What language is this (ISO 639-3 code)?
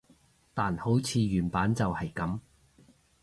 yue